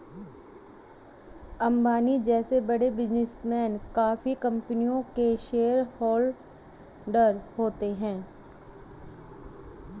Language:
Hindi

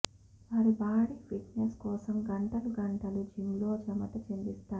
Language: Telugu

